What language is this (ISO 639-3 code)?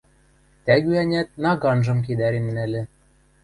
mrj